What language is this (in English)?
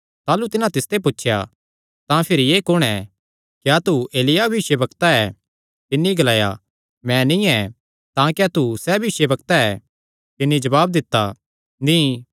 Kangri